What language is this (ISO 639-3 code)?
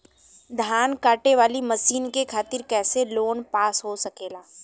bho